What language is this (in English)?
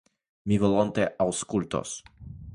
Esperanto